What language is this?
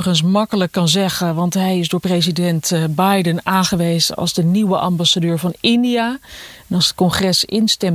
Dutch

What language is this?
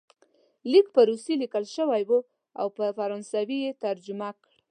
Pashto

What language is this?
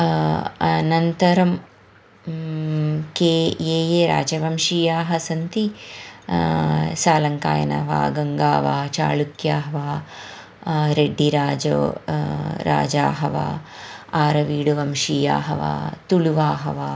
Sanskrit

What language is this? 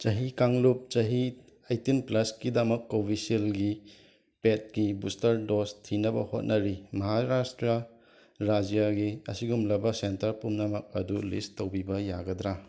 Manipuri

